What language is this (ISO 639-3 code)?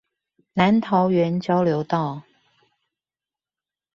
zho